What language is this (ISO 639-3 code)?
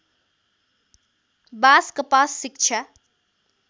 nep